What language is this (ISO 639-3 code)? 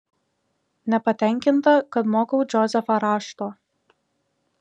lit